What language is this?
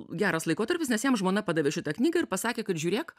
Lithuanian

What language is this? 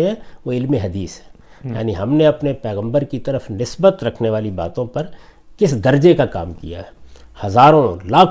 Urdu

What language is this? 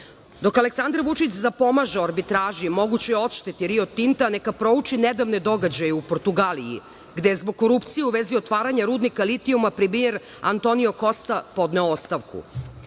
Serbian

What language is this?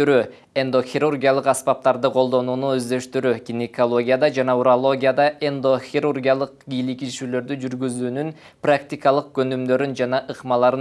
Turkish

